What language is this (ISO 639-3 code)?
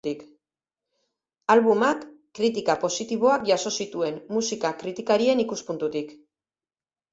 eus